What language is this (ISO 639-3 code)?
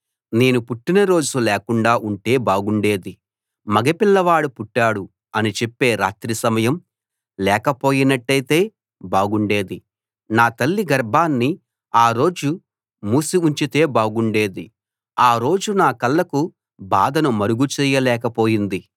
tel